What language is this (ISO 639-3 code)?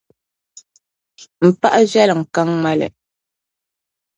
dag